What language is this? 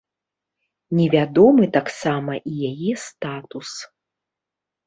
Belarusian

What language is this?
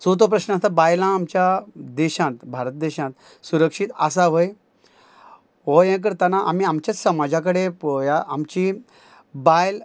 Konkani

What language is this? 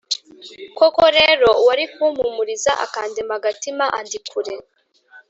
Kinyarwanda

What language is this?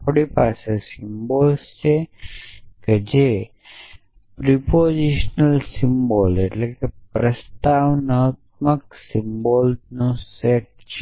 Gujarati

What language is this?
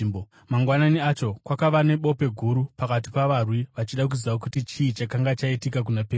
Shona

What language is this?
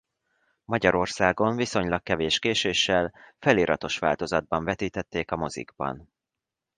Hungarian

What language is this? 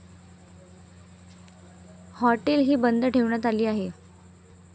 Marathi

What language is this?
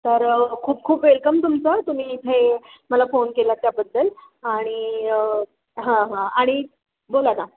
Marathi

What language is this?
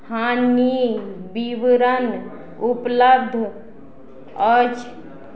Maithili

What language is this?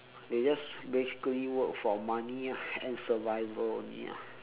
English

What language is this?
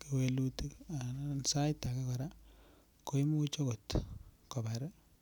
Kalenjin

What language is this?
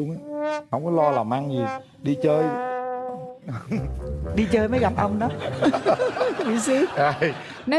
Vietnamese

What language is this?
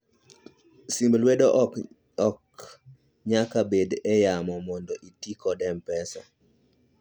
Luo (Kenya and Tanzania)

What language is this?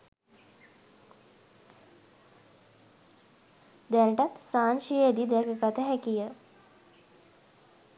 Sinhala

